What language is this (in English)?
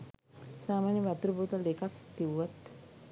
Sinhala